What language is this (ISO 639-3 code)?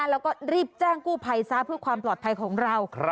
tha